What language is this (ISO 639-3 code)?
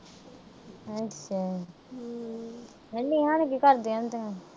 pan